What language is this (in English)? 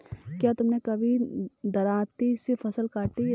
Hindi